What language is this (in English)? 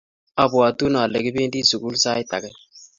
Kalenjin